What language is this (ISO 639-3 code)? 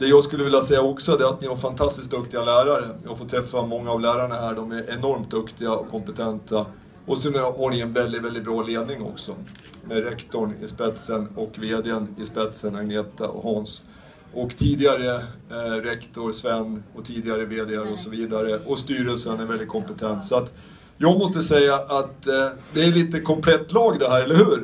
swe